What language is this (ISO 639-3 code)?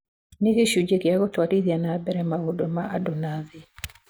kik